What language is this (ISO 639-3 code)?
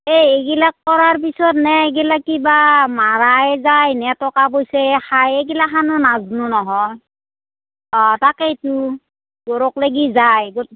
asm